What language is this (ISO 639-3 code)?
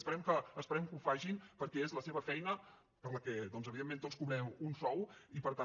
cat